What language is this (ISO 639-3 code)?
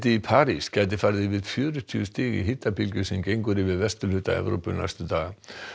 isl